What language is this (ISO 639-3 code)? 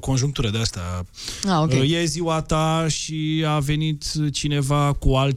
ron